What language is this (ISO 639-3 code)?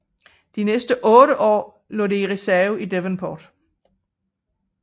dan